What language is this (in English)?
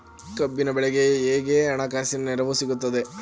Kannada